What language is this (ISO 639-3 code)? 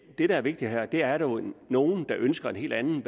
dan